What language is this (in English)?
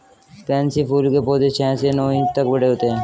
Hindi